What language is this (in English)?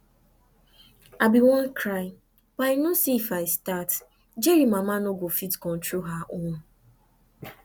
Nigerian Pidgin